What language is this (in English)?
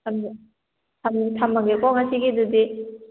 Manipuri